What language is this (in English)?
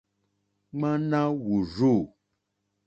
Mokpwe